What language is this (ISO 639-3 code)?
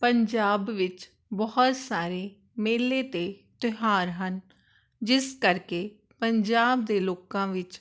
pan